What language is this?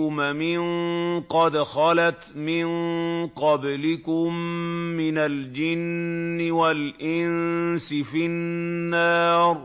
Arabic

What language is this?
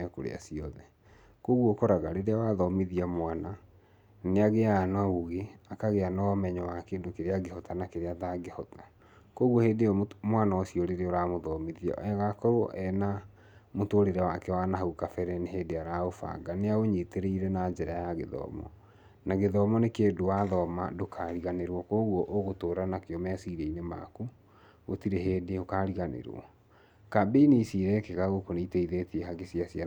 Kikuyu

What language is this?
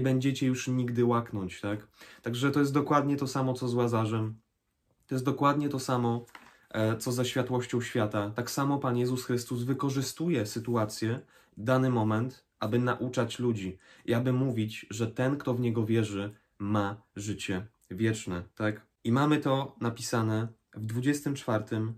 Polish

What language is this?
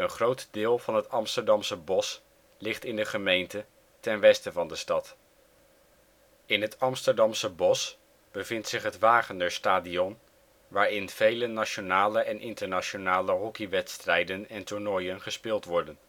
Dutch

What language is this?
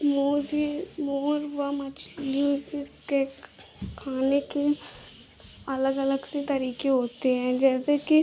Hindi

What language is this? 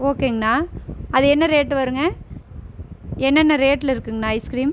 Tamil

